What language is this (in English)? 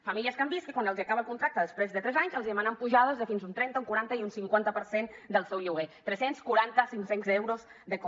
Catalan